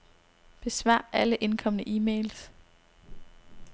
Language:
Danish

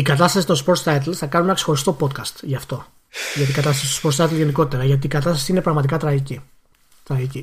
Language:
Greek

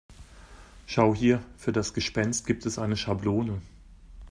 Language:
German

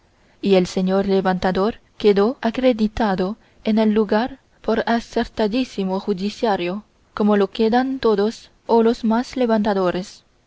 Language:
Spanish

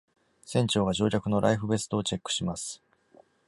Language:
Japanese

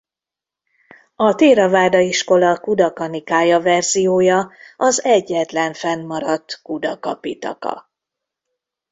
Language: Hungarian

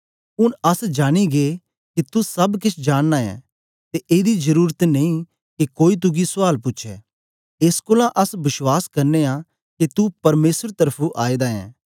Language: Dogri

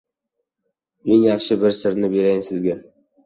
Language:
Uzbek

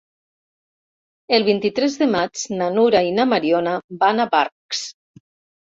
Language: Catalan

